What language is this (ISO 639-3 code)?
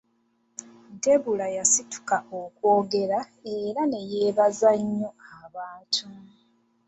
lug